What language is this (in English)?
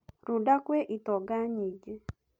Kikuyu